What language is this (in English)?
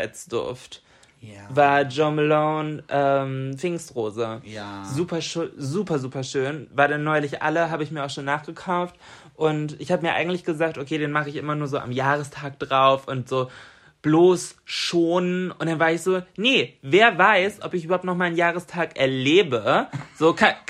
German